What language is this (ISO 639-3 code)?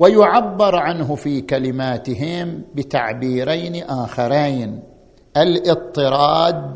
ara